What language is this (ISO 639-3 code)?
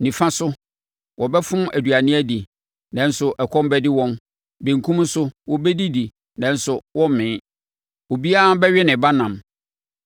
aka